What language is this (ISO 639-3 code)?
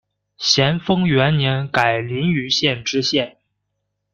zho